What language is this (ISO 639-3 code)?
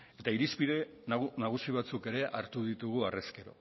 eus